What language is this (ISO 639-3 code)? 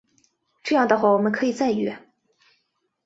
zho